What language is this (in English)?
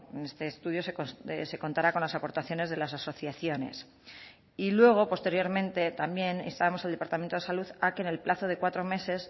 Spanish